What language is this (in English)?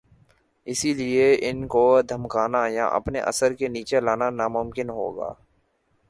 Urdu